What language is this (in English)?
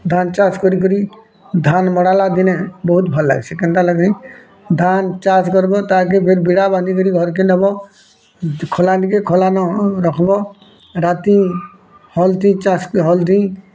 Odia